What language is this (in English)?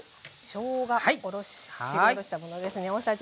Japanese